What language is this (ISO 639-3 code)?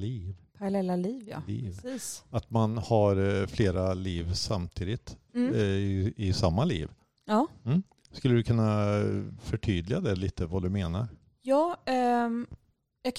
swe